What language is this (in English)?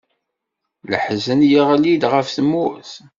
Kabyle